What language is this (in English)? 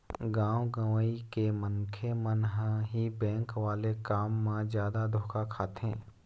Chhattisgarhi